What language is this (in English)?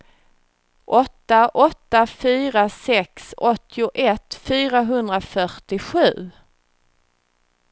Swedish